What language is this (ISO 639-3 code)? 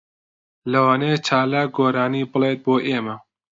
ckb